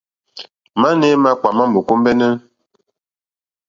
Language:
Mokpwe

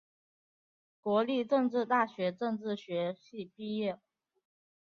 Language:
Chinese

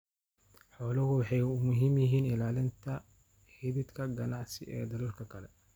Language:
Somali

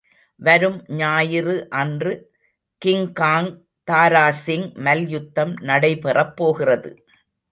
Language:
Tamil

